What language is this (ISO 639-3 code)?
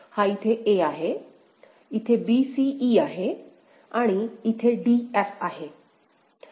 mar